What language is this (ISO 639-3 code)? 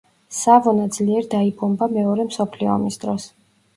kat